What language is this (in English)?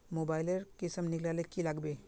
Magahi